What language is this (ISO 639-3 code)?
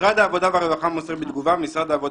heb